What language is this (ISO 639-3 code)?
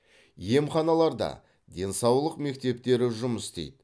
kaz